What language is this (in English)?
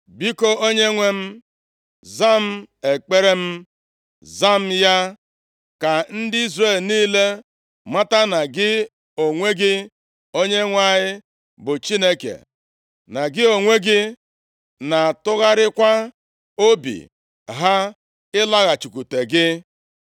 Igbo